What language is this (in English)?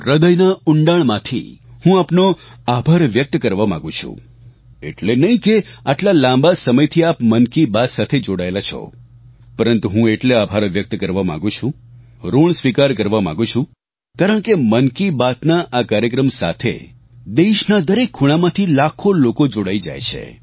Gujarati